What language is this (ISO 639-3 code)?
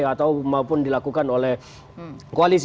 ind